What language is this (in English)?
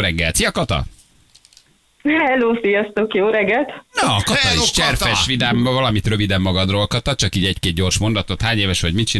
Hungarian